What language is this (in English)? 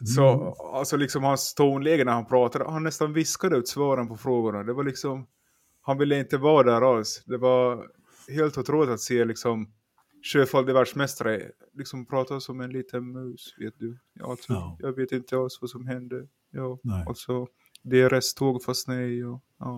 Swedish